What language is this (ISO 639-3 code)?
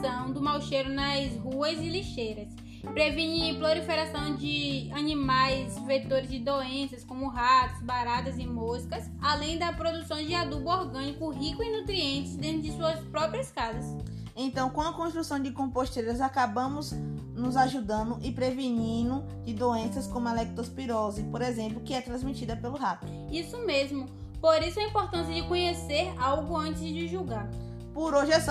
por